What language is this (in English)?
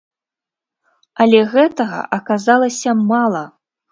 Belarusian